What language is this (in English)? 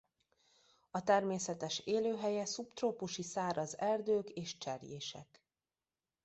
Hungarian